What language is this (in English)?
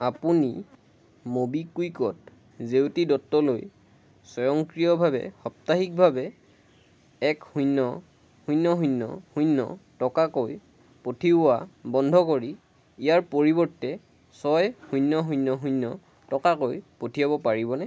Assamese